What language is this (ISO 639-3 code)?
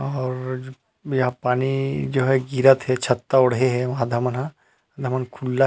hne